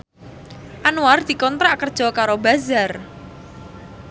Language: Javanese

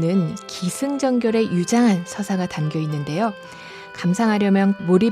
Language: Korean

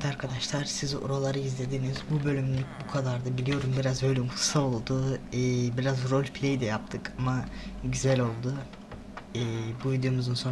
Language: Turkish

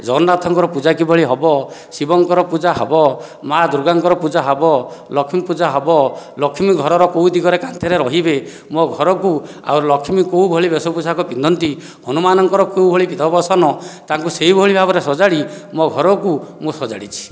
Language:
Odia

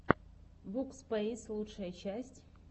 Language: Russian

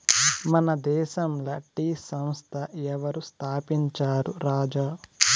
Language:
Telugu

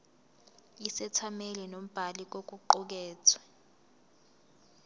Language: Zulu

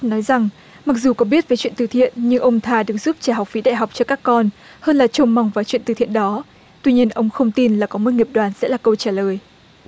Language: Vietnamese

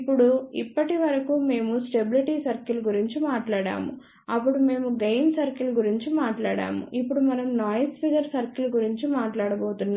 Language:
Telugu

